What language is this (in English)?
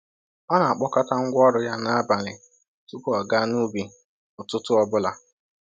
Igbo